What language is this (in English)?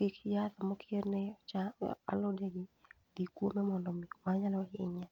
Luo (Kenya and Tanzania)